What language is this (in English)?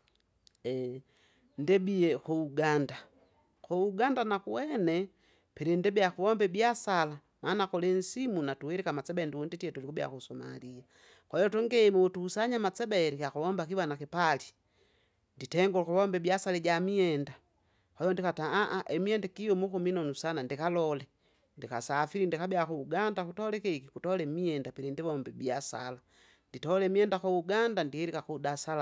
Kinga